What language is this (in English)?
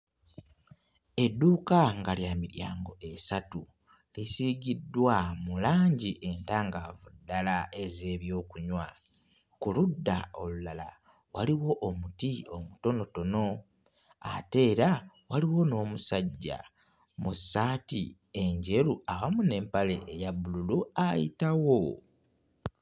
Ganda